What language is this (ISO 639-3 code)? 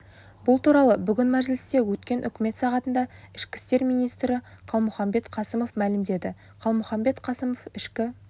kaz